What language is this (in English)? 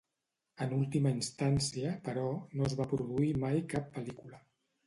Catalan